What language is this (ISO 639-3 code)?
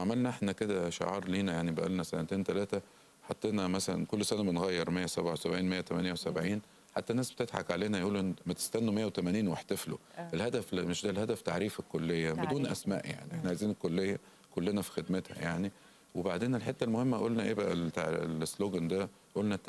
ara